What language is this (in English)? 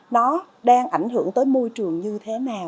Vietnamese